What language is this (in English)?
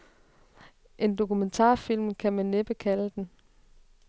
Danish